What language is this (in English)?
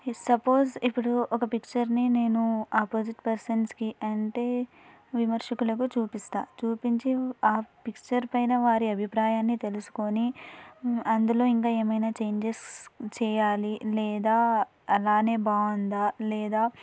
Telugu